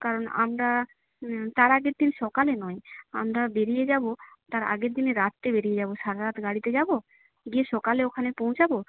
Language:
Bangla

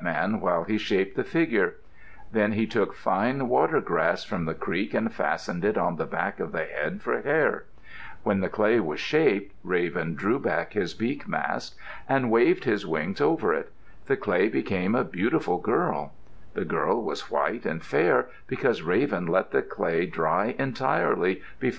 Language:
English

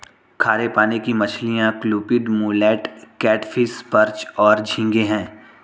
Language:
Hindi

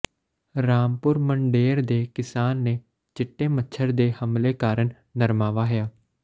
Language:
Punjabi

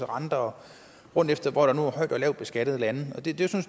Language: Danish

